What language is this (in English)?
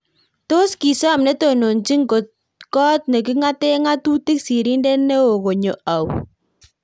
Kalenjin